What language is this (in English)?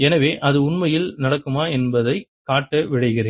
Tamil